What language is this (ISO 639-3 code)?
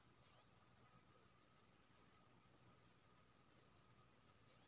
mai